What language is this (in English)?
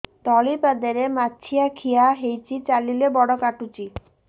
Odia